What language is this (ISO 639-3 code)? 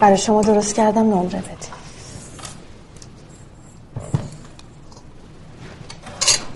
fas